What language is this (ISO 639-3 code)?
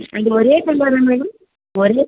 mal